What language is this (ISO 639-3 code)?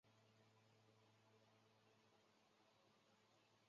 zho